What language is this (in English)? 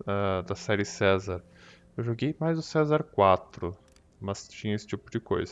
Portuguese